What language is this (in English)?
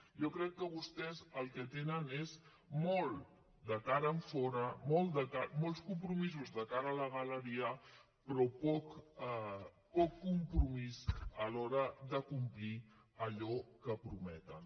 Catalan